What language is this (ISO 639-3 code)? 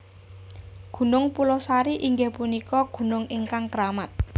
jav